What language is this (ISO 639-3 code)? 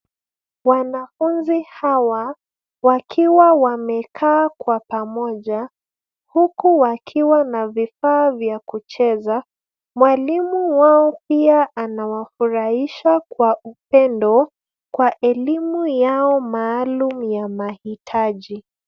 swa